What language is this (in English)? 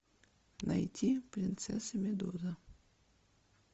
Russian